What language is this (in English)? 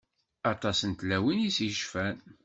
Kabyle